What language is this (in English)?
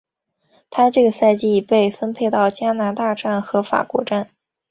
Chinese